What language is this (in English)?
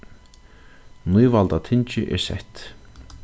Faroese